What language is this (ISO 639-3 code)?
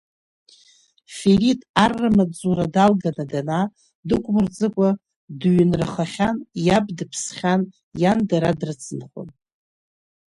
abk